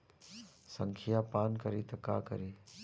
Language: Bhojpuri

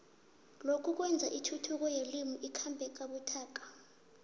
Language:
South Ndebele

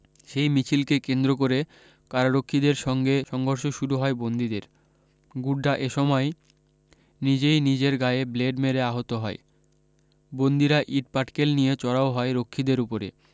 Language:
Bangla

